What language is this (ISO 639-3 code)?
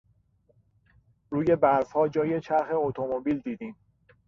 fas